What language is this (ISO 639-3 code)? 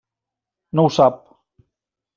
cat